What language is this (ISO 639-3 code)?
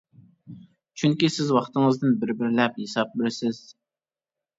uig